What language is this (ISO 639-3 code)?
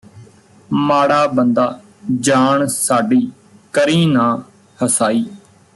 pan